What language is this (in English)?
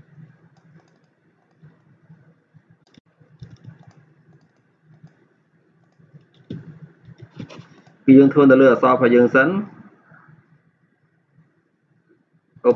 Vietnamese